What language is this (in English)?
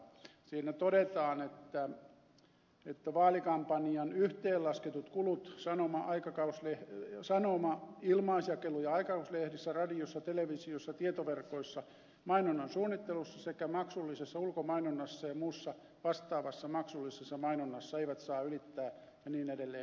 Finnish